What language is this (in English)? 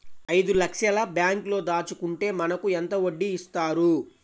Telugu